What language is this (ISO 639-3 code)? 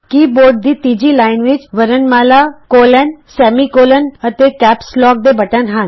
pan